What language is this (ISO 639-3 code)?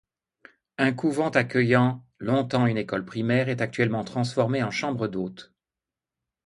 fra